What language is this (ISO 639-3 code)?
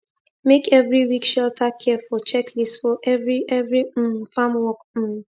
pcm